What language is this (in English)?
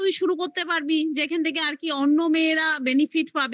Bangla